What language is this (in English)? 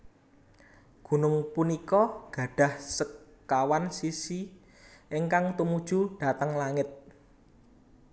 Javanese